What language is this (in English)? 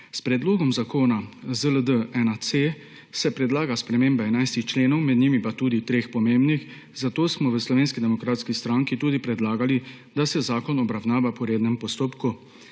Slovenian